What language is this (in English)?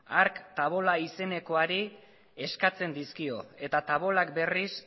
Basque